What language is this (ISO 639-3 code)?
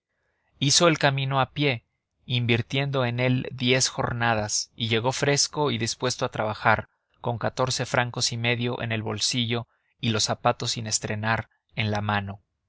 spa